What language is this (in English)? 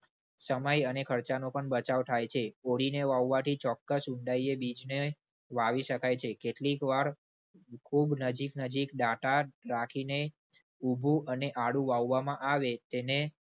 Gujarati